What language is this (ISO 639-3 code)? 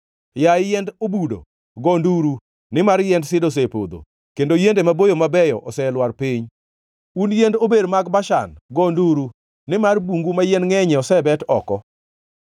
luo